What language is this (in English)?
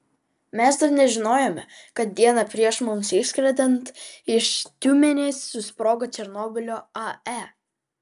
Lithuanian